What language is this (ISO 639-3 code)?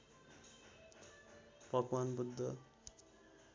nep